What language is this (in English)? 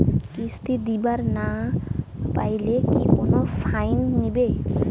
Bangla